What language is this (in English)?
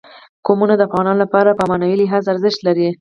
Pashto